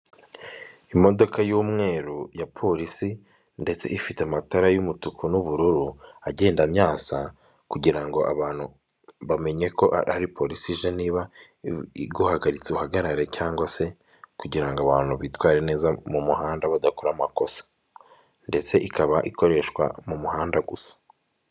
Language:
Kinyarwanda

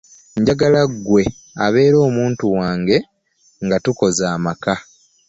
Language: Ganda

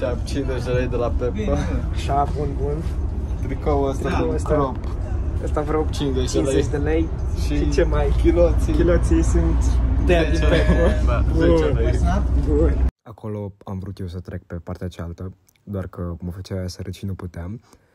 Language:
Romanian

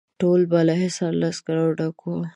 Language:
Pashto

